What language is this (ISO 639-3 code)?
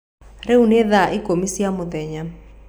kik